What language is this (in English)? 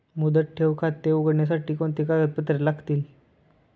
Marathi